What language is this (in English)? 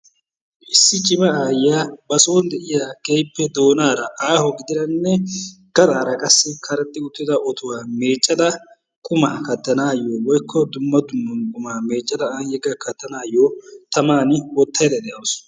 Wolaytta